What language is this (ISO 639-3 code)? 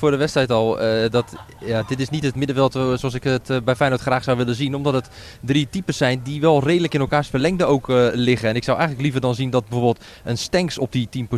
nld